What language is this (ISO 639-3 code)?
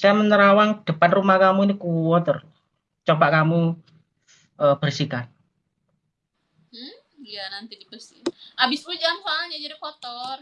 ind